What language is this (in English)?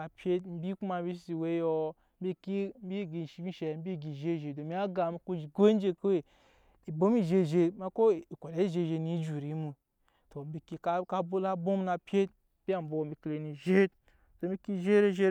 Nyankpa